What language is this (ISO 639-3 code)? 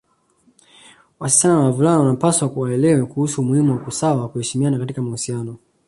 swa